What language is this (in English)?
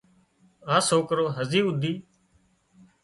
Wadiyara Koli